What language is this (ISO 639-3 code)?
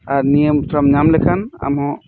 sat